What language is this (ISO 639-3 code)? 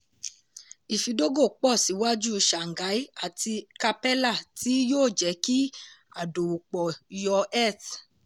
yor